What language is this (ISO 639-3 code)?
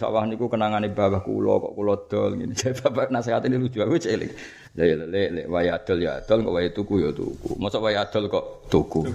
msa